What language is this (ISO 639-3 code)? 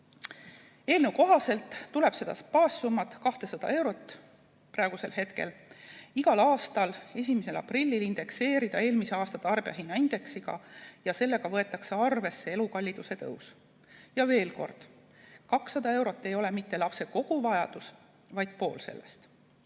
est